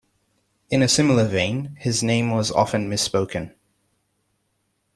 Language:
English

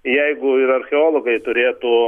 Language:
Lithuanian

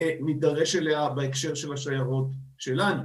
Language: Hebrew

